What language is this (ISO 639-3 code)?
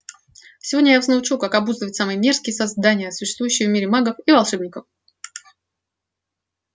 rus